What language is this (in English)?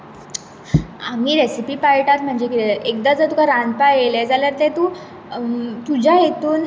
Konkani